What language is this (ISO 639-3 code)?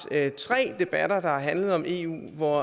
dan